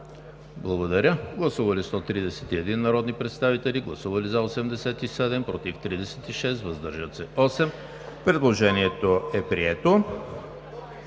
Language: Bulgarian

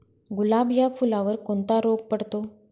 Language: Marathi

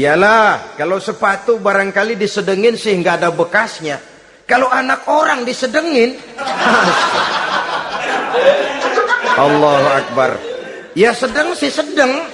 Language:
Indonesian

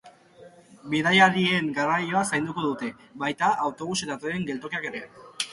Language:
Basque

